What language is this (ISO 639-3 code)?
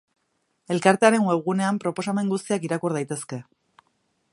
eus